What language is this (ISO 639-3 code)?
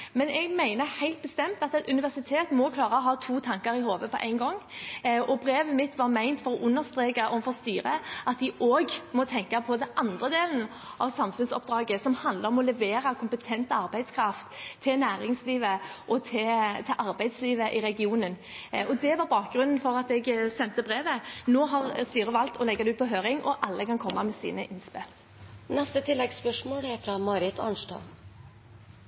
nor